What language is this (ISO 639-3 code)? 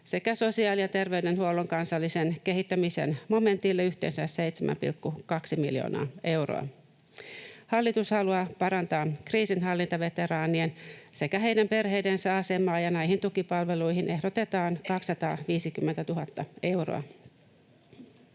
fin